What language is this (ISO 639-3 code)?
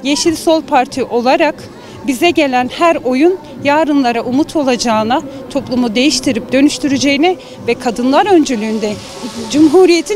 tur